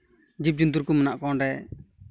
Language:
Santali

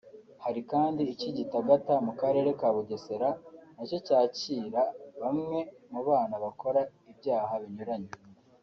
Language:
Kinyarwanda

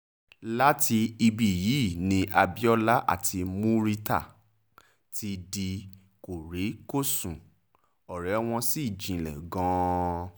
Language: Yoruba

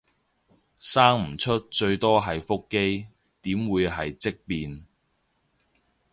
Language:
Cantonese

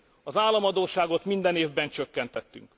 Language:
Hungarian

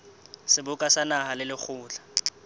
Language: Southern Sotho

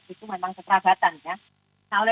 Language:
Indonesian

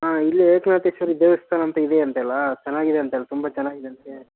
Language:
Kannada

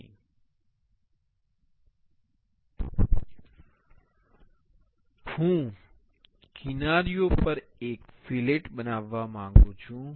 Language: Gujarati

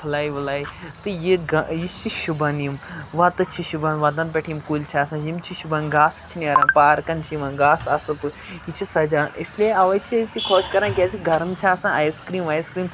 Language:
Kashmiri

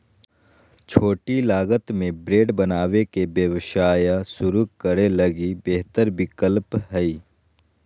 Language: Magahi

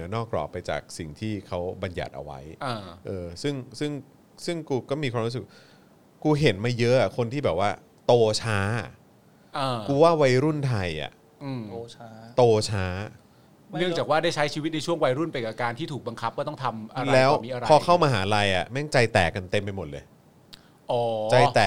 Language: Thai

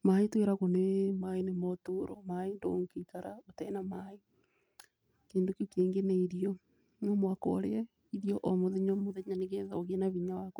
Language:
Kikuyu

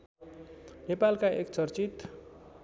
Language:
Nepali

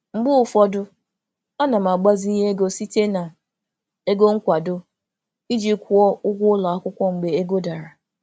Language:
Igbo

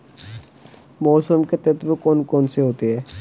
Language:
Hindi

